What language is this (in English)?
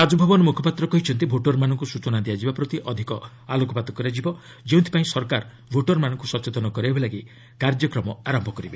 Odia